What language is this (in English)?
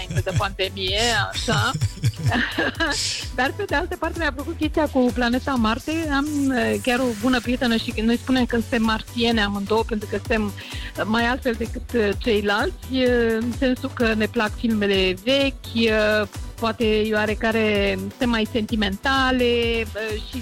Romanian